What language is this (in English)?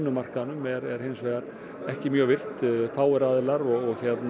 Icelandic